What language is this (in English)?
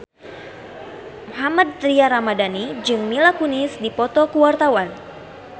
Sundanese